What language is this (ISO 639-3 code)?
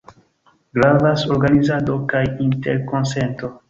epo